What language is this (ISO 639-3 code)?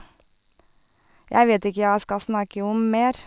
nor